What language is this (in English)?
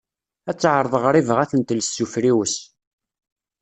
Kabyle